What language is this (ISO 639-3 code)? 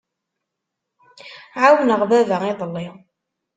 kab